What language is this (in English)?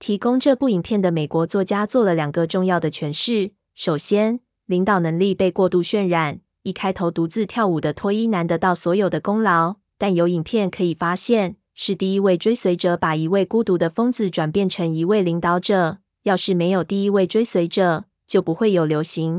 Chinese